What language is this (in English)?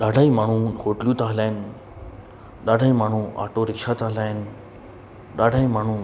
Sindhi